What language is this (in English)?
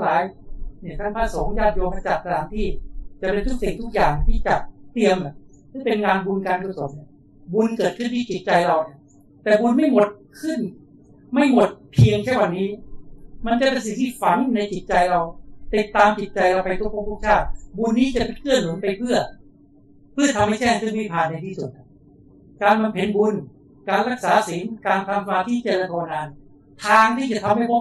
Thai